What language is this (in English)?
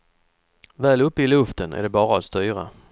Swedish